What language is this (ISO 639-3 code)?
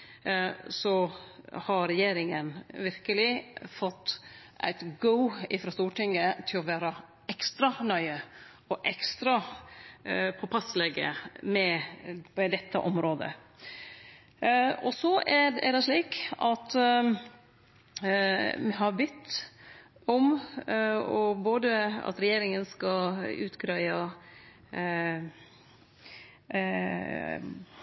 nno